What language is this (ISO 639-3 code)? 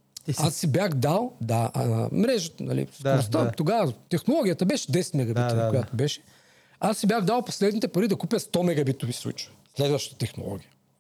bul